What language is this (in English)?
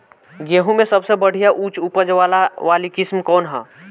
Bhojpuri